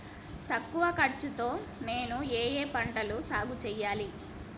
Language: Telugu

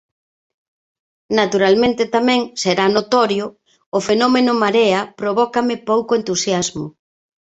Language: Galician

